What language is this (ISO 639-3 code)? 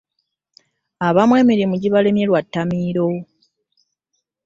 lug